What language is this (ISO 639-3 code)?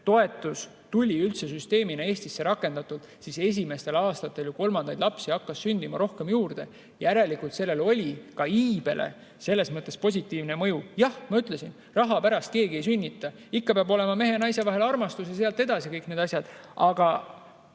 est